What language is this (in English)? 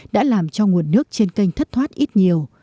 Vietnamese